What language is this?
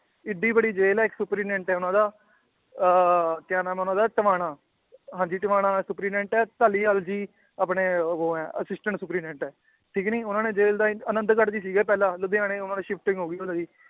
Punjabi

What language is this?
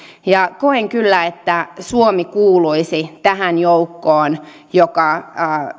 Finnish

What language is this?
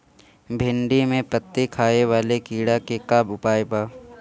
Bhojpuri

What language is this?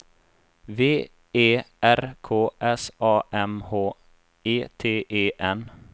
Swedish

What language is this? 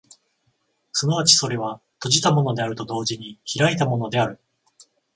Japanese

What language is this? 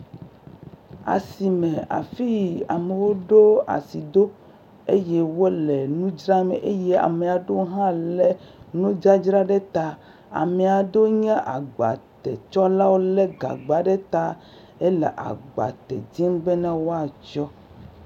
Ewe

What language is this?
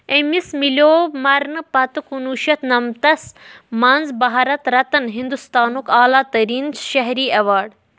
Kashmiri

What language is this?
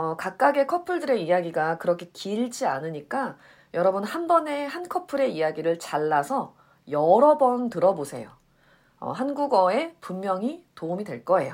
Korean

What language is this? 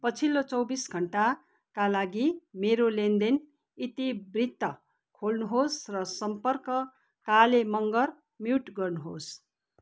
Nepali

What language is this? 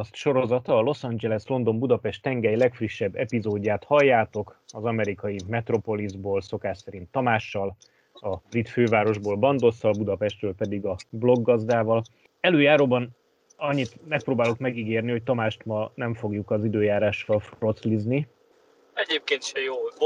Hungarian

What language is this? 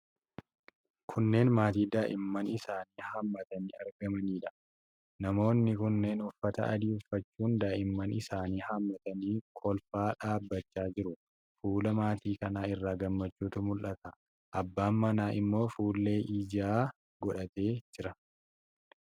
Oromo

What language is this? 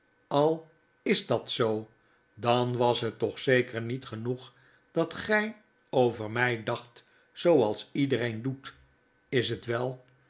Dutch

